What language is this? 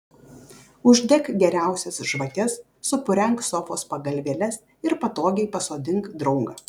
Lithuanian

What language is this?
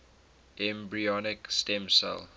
English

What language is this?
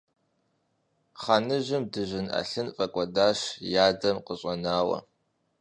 Kabardian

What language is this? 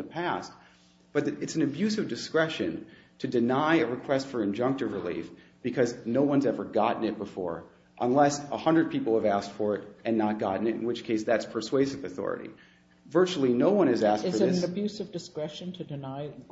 English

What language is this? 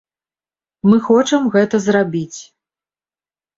Belarusian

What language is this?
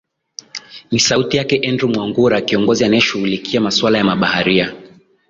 Swahili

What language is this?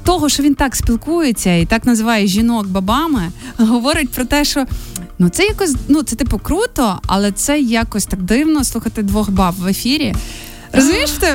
Ukrainian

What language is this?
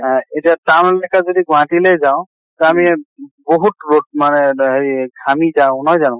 Assamese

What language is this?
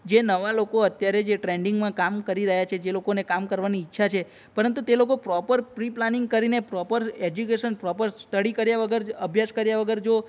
Gujarati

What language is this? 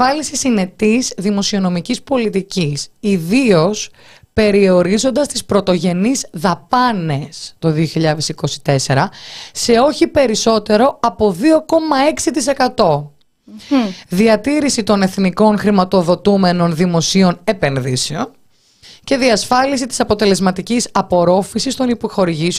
Greek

